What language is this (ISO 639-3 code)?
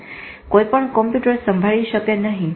guj